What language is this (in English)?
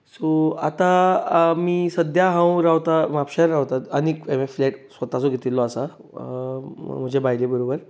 Konkani